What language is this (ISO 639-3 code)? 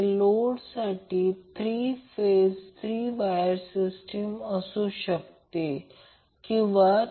mar